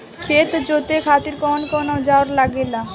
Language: Bhojpuri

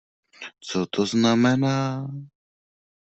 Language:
Czech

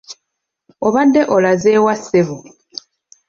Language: Ganda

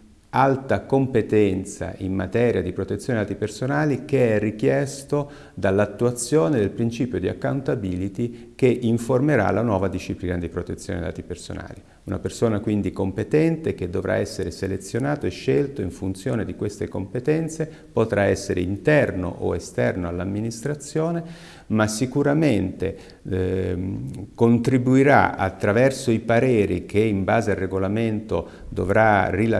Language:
Italian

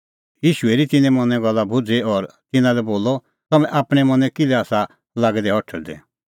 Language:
Kullu Pahari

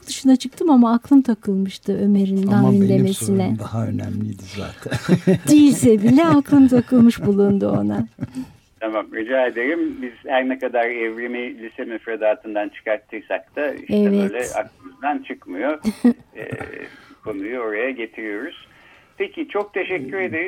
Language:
Turkish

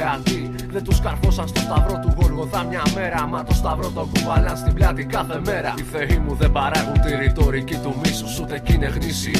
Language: Greek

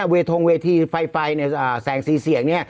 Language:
Thai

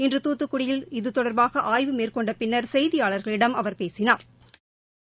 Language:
Tamil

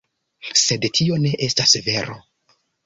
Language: Esperanto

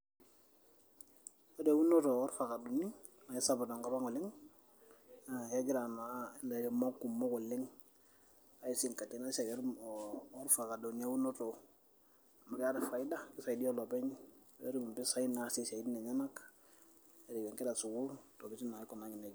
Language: Masai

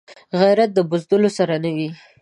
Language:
Pashto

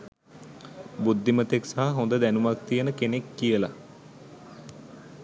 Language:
Sinhala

